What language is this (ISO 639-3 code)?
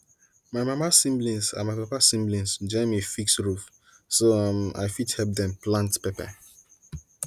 pcm